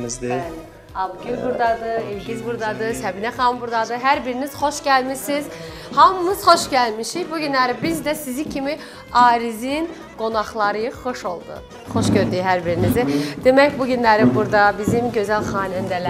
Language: Turkish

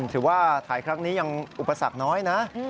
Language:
Thai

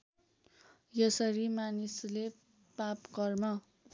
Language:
Nepali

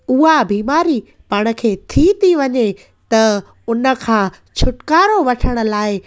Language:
Sindhi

